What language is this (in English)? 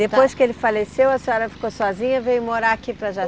Portuguese